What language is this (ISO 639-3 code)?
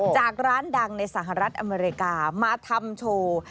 tha